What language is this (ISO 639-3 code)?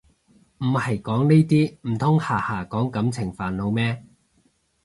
yue